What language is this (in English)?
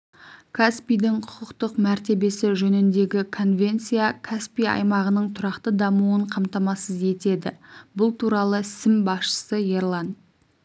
Kazakh